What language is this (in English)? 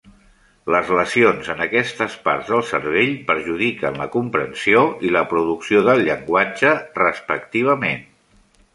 Catalan